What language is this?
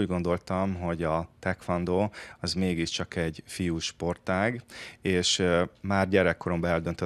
Hungarian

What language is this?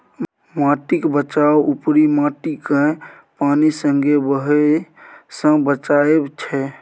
Maithili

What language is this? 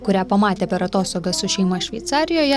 Lithuanian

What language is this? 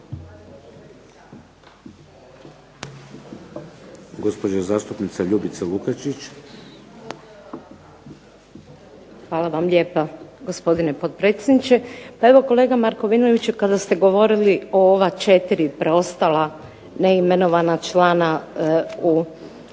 Croatian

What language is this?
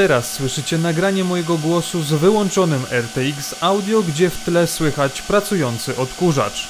Polish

